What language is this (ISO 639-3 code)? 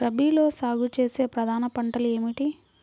tel